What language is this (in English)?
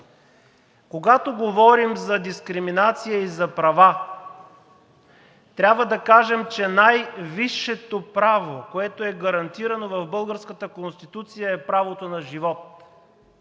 Bulgarian